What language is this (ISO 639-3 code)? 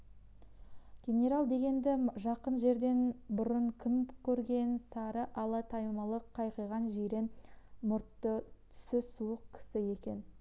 kaz